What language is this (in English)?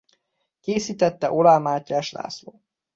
Hungarian